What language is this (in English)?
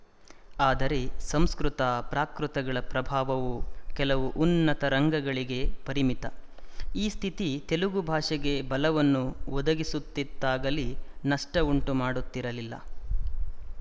Kannada